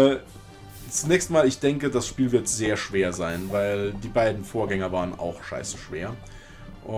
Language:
German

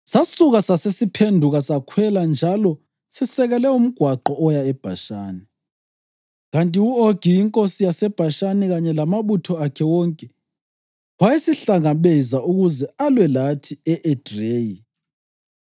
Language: North Ndebele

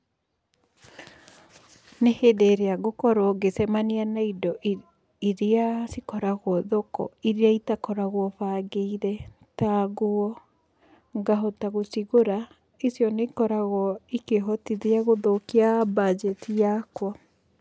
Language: Kikuyu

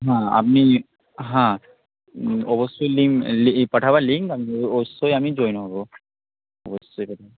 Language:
Bangla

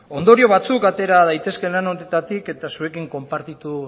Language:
Basque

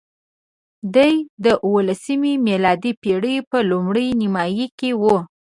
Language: Pashto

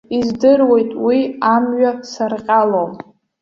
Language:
Abkhazian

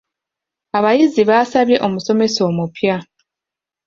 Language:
Ganda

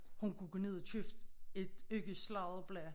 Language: Danish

